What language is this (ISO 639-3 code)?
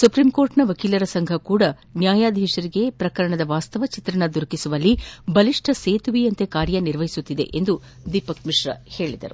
kan